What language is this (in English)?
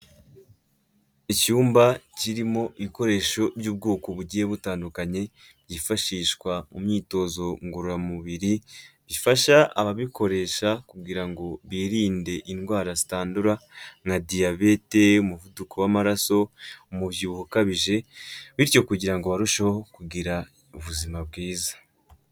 Kinyarwanda